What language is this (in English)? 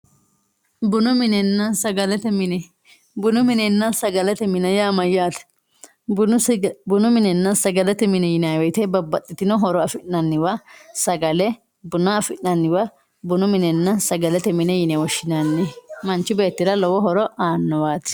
Sidamo